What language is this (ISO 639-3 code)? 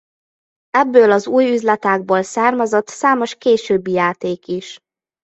hun